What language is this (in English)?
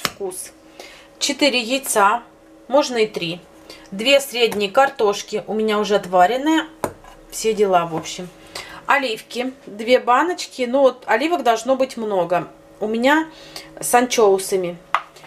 Russian